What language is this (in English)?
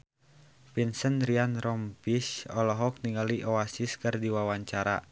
Sundanese